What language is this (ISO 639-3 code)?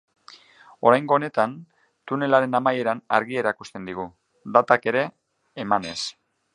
eus